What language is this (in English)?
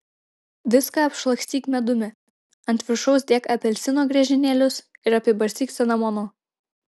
Lithuanian